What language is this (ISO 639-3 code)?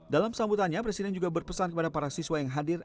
ind